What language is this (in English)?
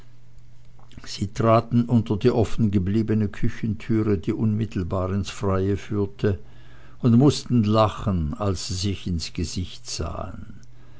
German